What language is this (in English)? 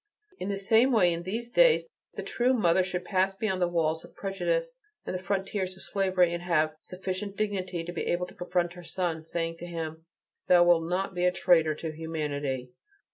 English